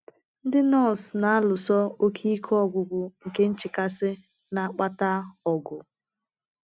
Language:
Igbo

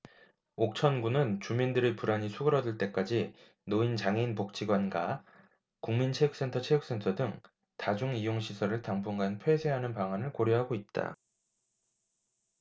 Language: Korean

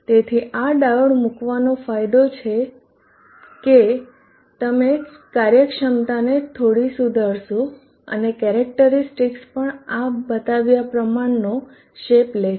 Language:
Gujarati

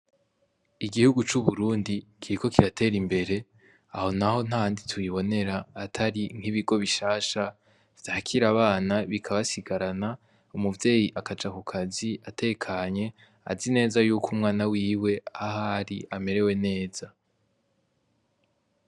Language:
Rundi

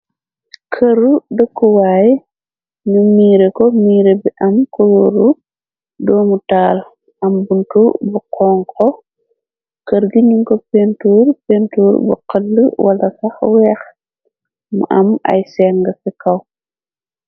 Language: Wolof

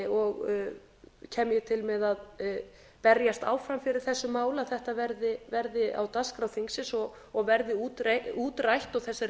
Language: Icelandic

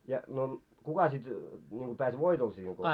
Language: Finnish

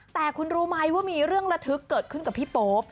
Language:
Thai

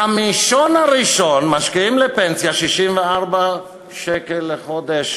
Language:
Hebrew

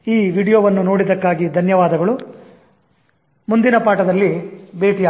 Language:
Kannada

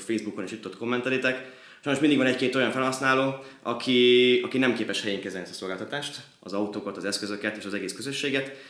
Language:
Hungarian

